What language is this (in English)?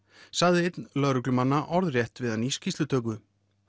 Icelandic